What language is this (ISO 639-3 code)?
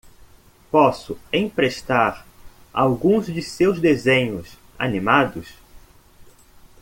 por